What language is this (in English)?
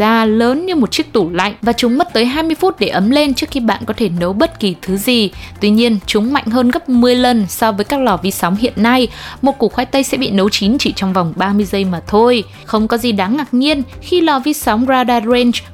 Vietnamese